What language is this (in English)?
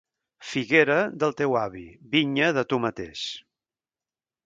Catalan